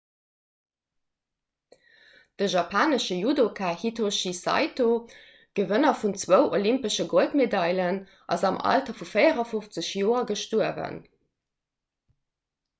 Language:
Luxembourgish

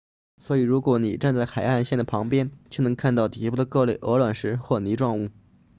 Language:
Chinese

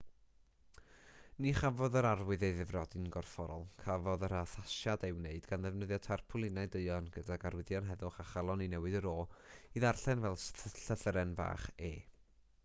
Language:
Welsh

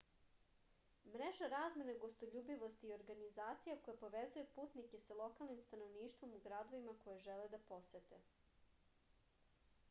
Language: Serbian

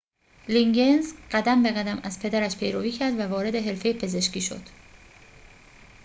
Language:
Persian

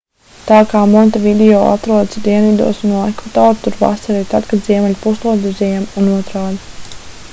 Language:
Latvian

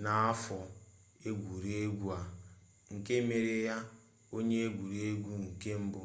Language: Igbo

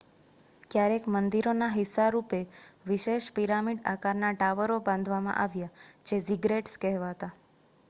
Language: Gujarati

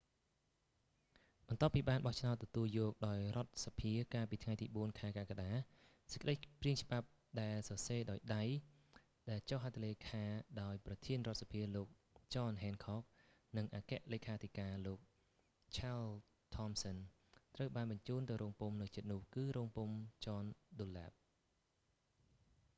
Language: Khmer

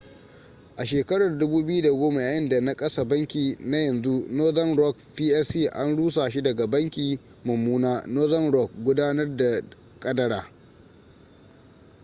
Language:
Hausa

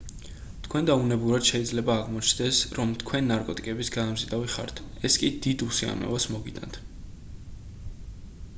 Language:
Georgian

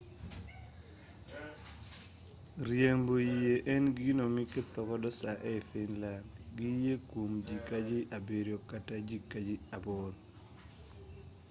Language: Luo (Kenya and Tanzania)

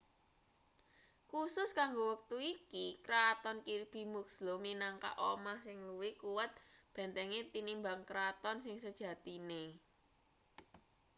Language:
Javanese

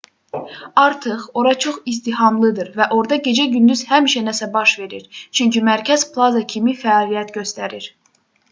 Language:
Azerbaijani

